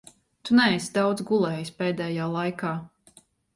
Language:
Latvian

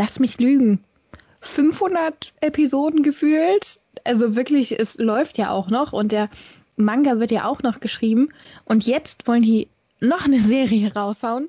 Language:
German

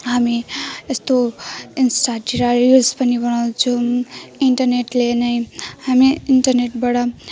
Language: Nepali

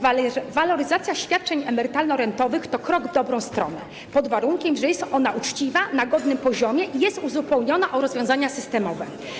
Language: Polish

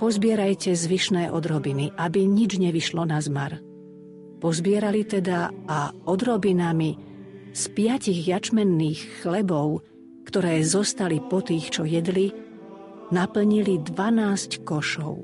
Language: Slovak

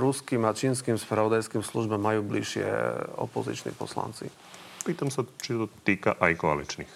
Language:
Slovak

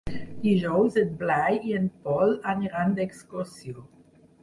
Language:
Catalan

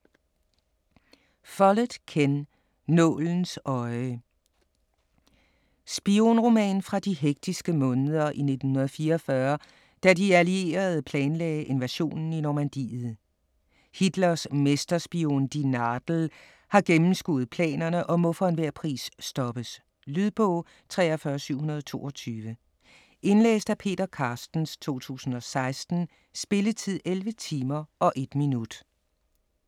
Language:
Danish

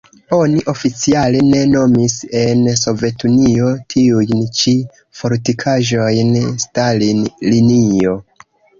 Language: Esperanto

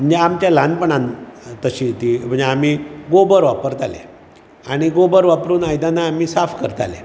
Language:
Konkani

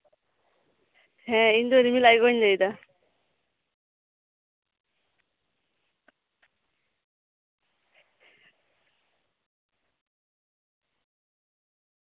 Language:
Santali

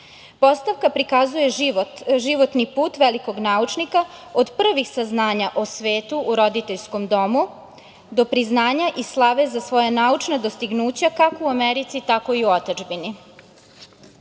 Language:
Serbian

